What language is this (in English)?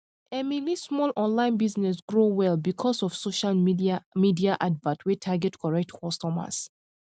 Nigerian Pidgin